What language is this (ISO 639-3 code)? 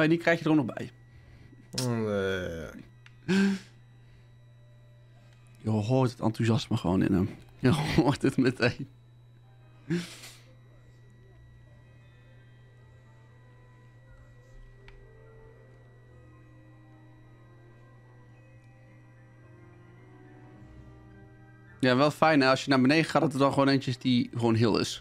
nld